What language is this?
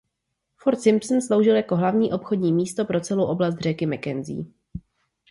Czech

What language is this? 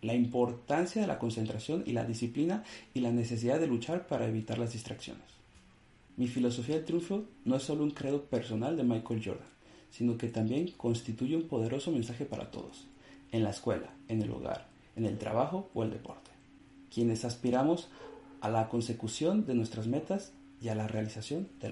Spanish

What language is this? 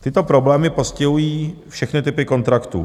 Czech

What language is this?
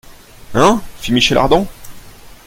French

